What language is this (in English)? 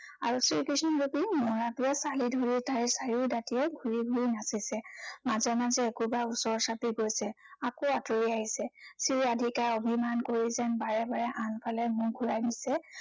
Assamese